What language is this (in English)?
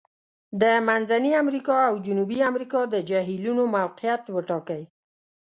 Pashto